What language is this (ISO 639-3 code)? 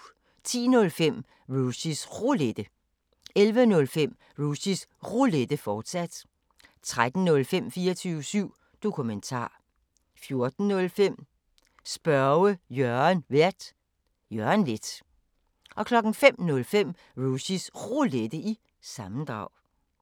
dan